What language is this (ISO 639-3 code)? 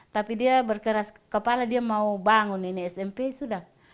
ind